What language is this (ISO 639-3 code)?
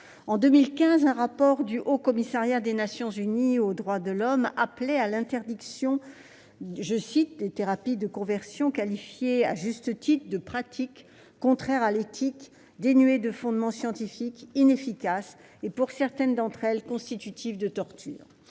fra